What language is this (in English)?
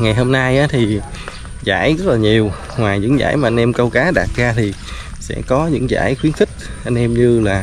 Vietnamese